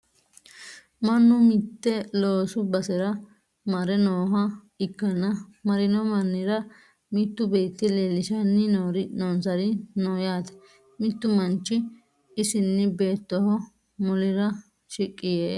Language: Sidamo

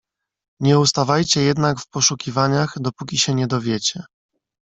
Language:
Polish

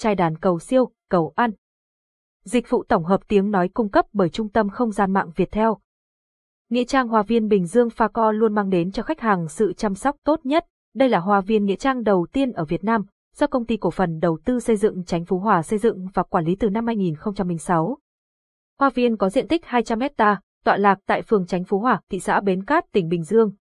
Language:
Vietnamese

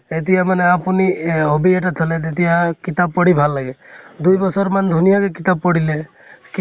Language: Assamese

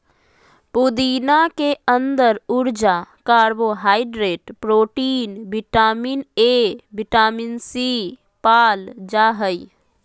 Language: Magahi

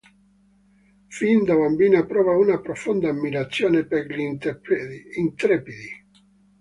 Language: Italian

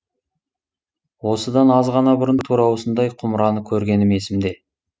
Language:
Kazakh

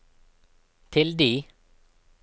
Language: Norwegian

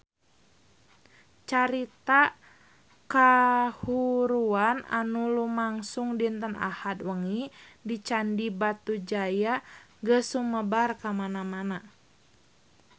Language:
Sundanese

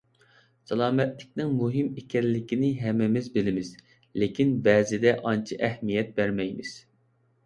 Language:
Uyghur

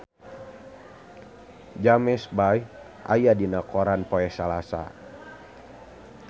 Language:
Sundanese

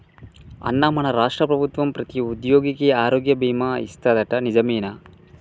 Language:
Telugu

